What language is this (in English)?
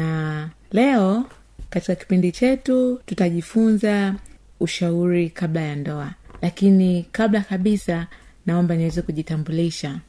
Swahili